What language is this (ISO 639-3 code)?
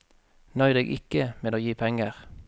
nor